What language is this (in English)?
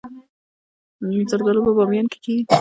Pashto